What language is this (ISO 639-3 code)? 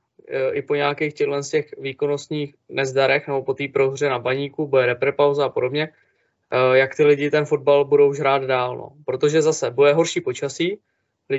ces